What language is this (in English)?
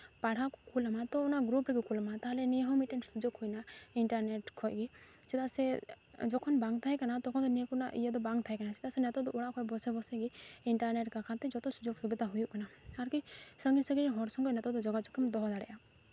Santali